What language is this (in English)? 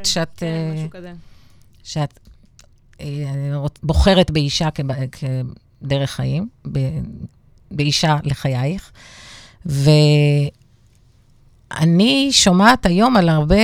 Hebrew